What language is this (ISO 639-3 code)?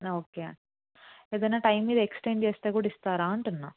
tel